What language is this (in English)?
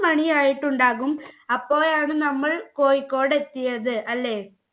Malayalam